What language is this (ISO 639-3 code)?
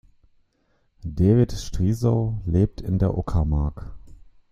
deu